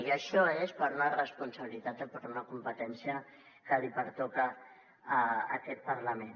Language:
Catalan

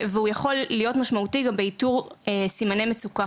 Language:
Hebrew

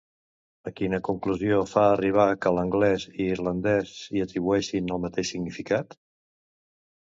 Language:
Catalan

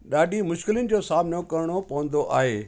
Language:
Sindhi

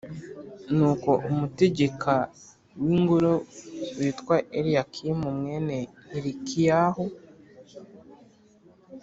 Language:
Kinyarwanda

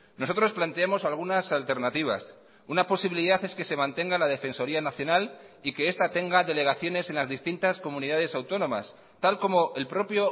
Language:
Spanish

